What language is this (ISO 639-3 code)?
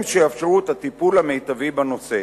heb